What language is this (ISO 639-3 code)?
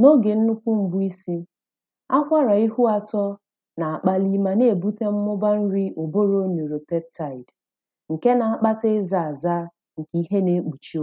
ibo